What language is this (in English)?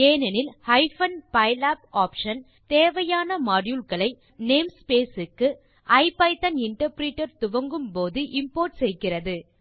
Tamil